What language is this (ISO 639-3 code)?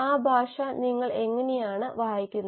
mal